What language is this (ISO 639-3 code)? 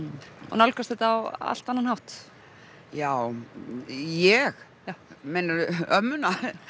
isl